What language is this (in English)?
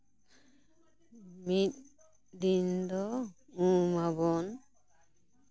Santali